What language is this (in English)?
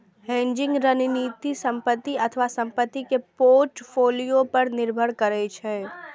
Maithili